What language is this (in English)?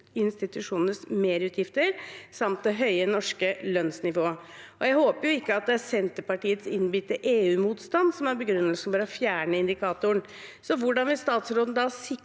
Norwegian